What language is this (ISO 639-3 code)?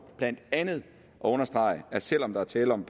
dan